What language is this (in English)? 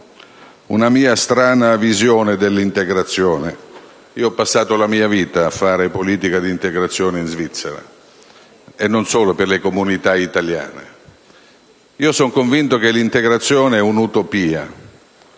Italian